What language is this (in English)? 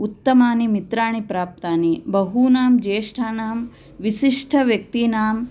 Sanskrit